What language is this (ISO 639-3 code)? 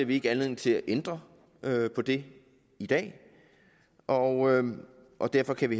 dan